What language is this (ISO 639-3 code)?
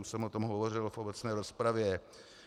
ces